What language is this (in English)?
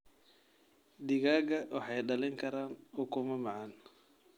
Somali